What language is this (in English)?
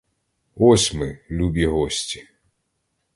Ukrainian